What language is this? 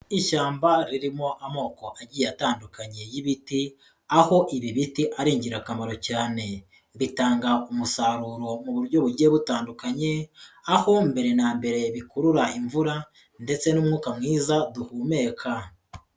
Kinyarwanda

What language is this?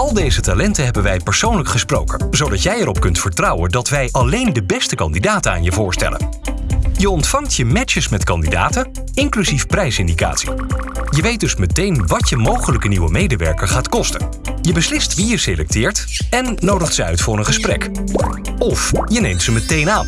Dutch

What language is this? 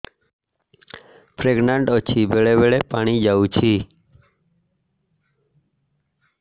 Odia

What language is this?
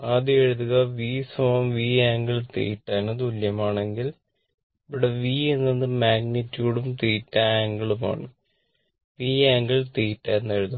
Malayalam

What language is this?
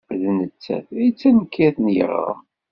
Kabyle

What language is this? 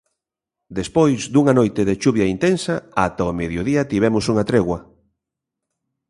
Galician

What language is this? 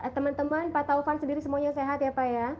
Indonesian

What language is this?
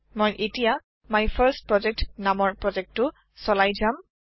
Assamese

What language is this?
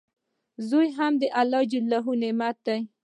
Pashto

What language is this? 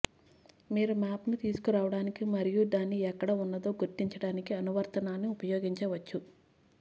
Telugu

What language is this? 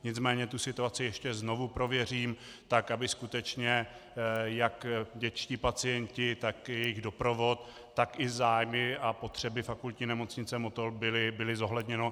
Czech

